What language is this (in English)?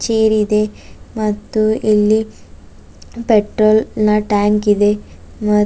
Kannada